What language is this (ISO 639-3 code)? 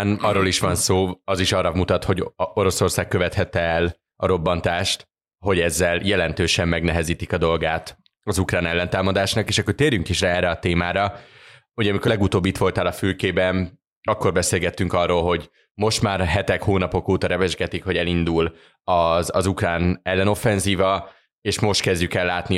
hun